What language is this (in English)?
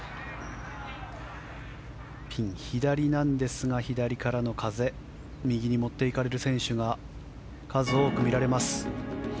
Japanese